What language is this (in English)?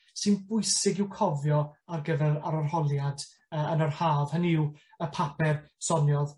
Welsh